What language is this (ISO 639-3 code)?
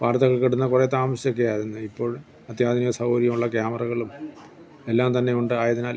mal